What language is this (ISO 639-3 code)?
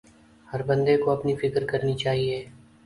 urd